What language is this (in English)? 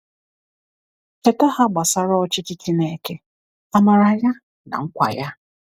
Igbo